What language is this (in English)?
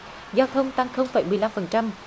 Vietnamese